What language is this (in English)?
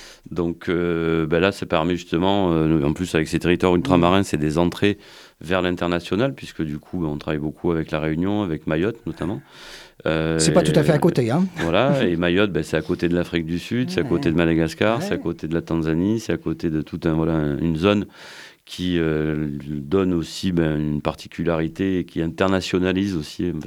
French